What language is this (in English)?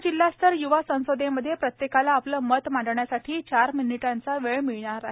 Marathi